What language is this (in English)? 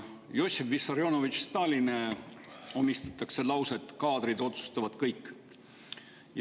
Estonian